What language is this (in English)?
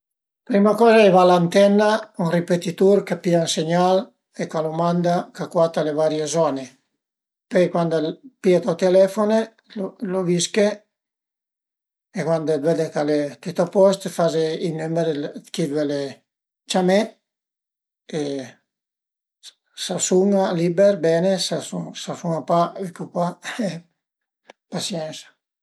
Piedmontese